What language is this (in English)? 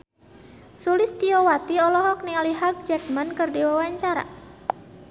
Sundanese